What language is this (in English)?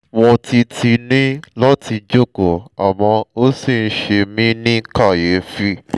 Yoruba